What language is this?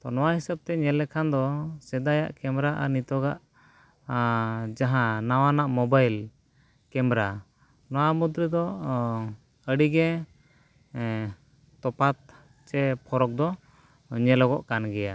Santali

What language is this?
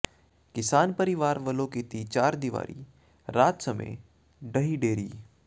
Punjabi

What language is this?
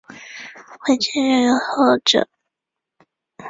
Chinese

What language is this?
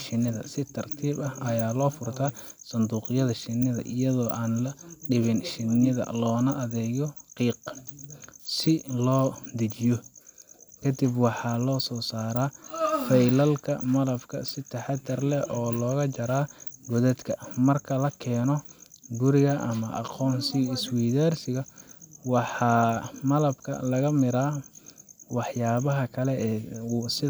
Somali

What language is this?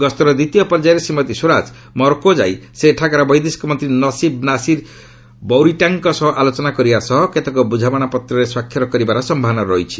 Odia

